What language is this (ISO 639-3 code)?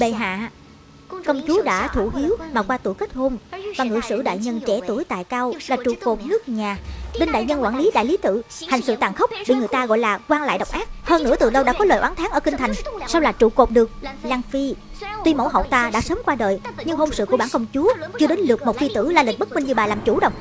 vie